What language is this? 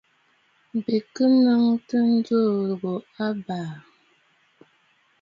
Bafut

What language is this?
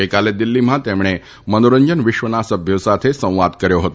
Gujarati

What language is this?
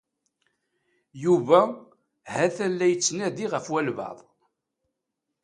Kabyle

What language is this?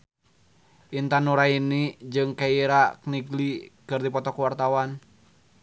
Sundanese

